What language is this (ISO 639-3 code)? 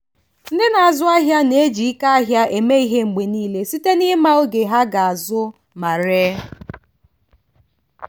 ibo